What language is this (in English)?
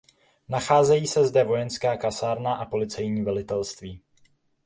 Czech